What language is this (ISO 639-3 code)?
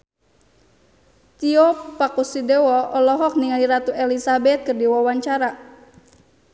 sun